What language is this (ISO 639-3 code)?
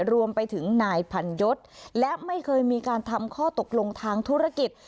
tha